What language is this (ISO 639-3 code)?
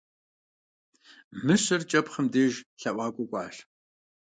kbd